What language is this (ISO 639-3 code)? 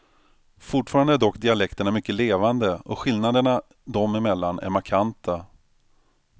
swe